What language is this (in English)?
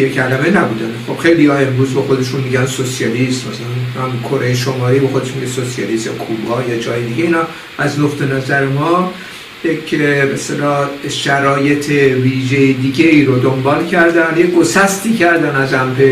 Persian